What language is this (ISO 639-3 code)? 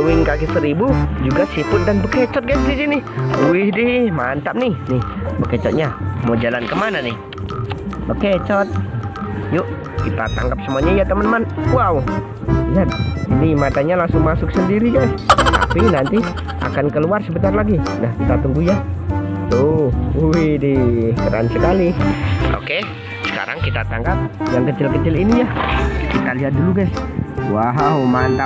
ind